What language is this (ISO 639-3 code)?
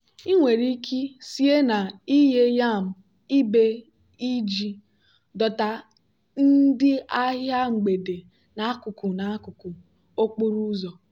ibo